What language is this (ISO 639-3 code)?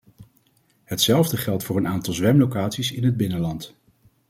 nld